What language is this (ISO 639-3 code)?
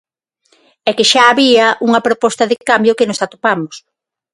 glg